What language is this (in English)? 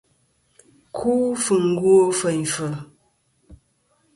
Kom